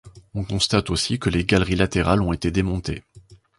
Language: French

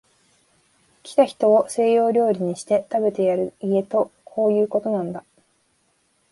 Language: Japanese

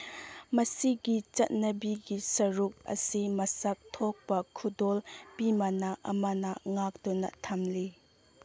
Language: Manipuri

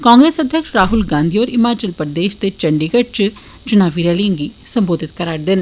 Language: Dogri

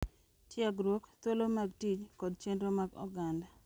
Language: Luo (Kenya and Tanzania)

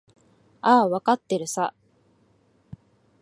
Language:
Japanese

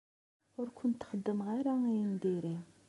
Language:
Kabyle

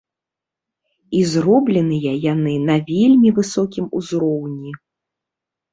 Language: Belarusian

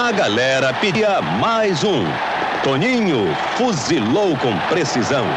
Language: Portuguese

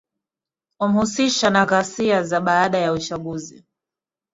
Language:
Swahili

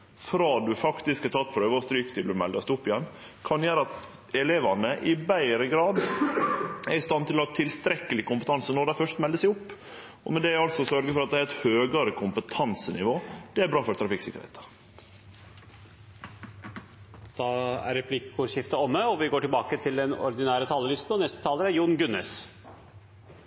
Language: Norwegian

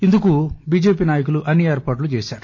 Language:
Telugu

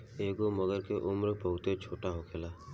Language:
Bhojpuri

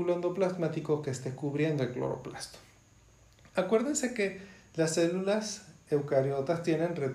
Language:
Spanish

